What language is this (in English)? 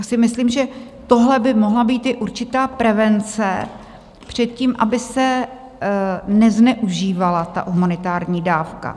Czech